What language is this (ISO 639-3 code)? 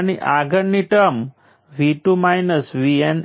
guj